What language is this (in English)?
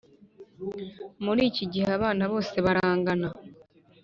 Kinyarwanda